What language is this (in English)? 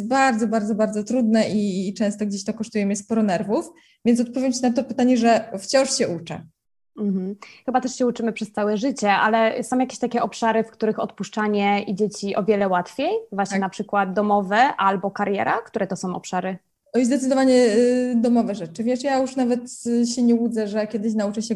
Polish